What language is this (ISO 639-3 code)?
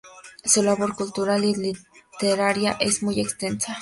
spa